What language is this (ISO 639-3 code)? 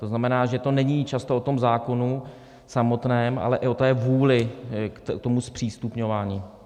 ces